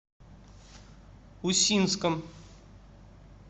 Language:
Russian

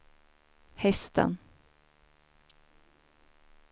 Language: Swedish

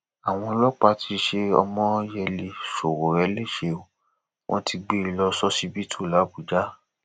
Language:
Yoruba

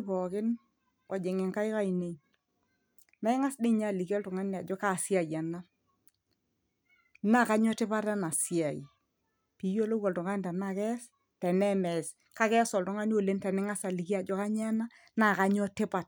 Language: Masai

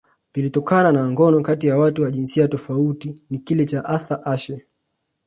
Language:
Swahili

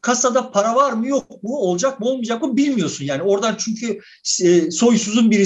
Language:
Turkish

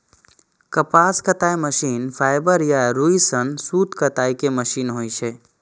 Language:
Maithili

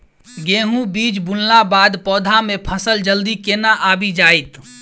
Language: Maithili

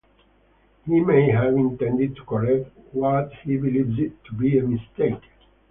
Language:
English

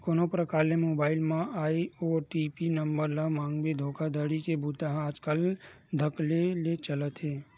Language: Chhattisgarhi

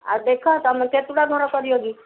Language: Odia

